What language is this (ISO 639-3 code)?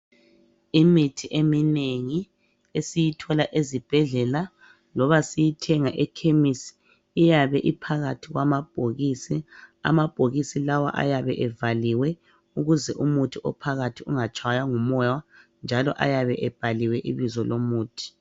nde